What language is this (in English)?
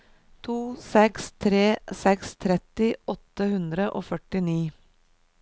Norwegian